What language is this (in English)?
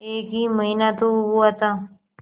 Hindi